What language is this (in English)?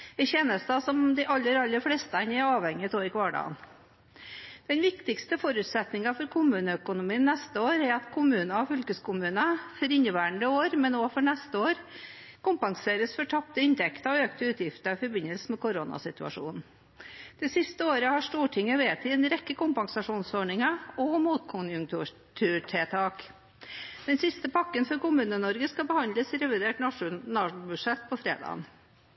Norwegian Bokmål